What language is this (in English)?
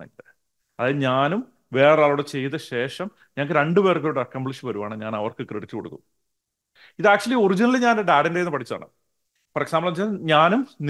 Malayalam